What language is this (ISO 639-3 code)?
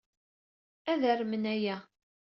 kab